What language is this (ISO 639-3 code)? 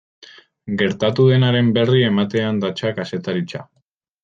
eus